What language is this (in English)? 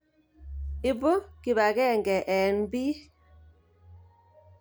Kalenjin